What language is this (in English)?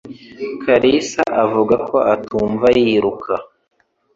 Kinyarwanda